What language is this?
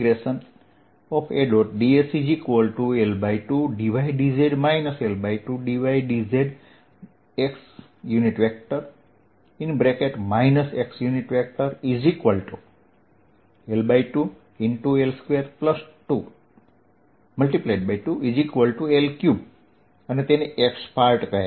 Gujarati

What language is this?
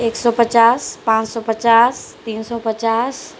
Urdu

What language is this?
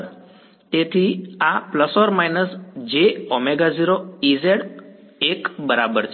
Gujarati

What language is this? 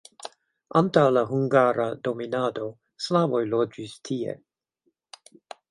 Esperanto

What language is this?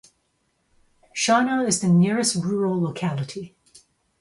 English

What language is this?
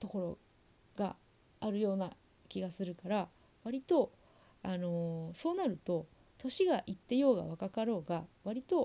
Japanese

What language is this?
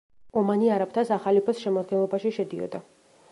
Georgian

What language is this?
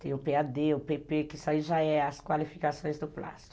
Portuguese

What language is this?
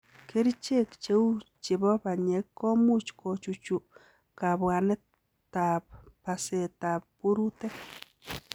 Kalenjin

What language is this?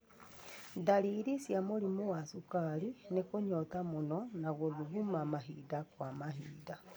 Kikuyu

